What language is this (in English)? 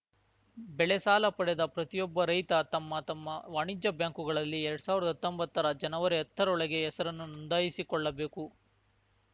Kannada